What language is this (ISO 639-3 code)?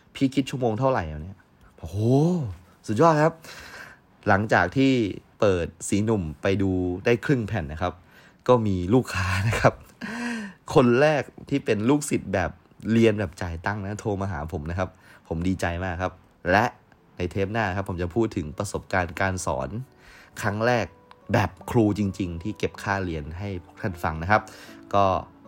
tha